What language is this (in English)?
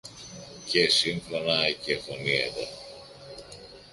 Greek